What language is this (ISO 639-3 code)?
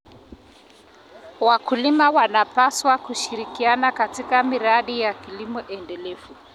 kln